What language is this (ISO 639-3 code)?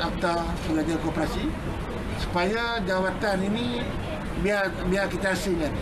msa